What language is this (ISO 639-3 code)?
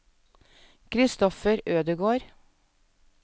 nor